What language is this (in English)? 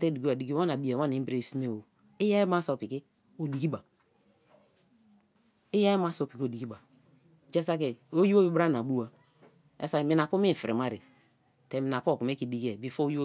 Kalabari